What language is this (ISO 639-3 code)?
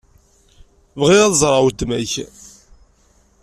kab